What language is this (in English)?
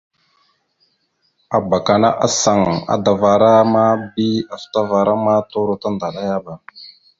Mada (Cameroon)